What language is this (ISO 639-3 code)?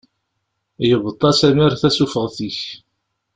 kab